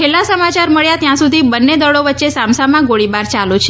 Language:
Gujarati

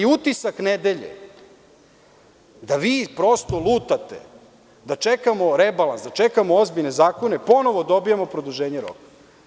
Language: Serbian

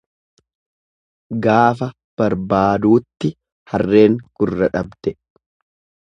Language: Oromo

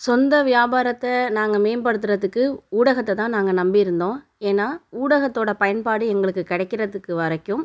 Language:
Tamil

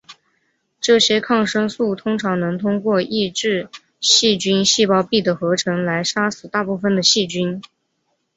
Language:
Chinese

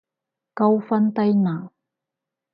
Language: Cantonese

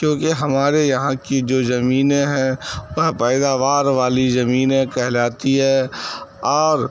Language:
Urdu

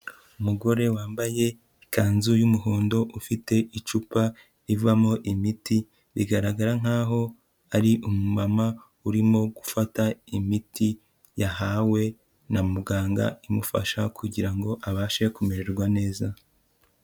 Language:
Kinyarwanda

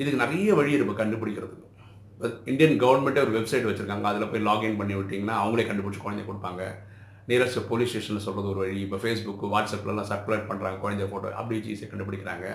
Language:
Tamil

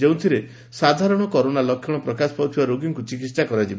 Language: Odia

